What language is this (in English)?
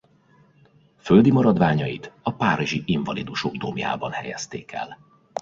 Hungarian